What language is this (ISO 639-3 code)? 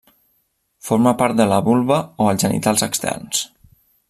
cat